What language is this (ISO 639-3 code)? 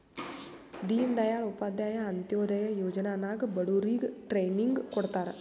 kan